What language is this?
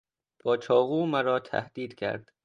Persian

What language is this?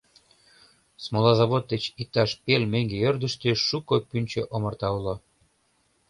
Mari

